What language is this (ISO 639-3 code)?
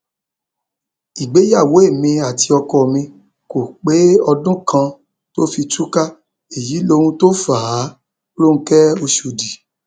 yor